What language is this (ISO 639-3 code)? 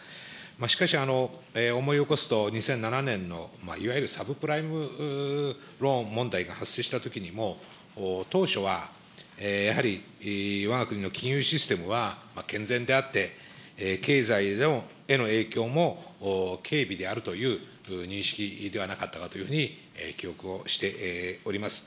jpn